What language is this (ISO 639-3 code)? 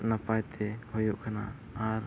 sat